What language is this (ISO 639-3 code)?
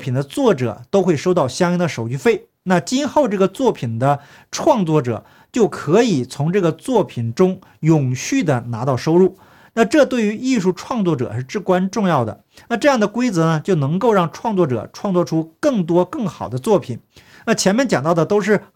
zho